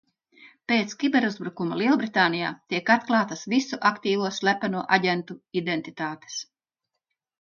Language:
Latvian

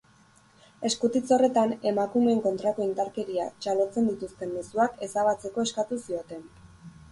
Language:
Basque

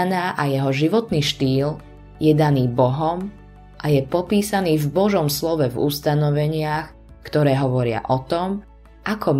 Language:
Slovak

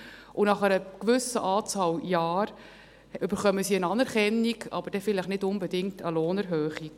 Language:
Swiss German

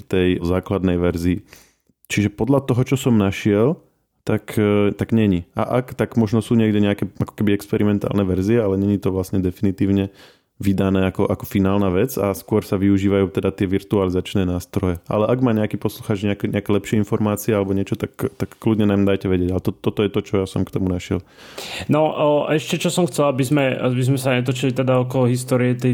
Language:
Slovak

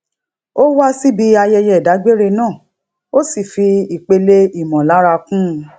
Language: Yoruba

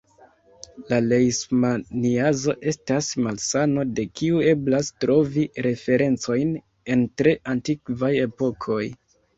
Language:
Esperanto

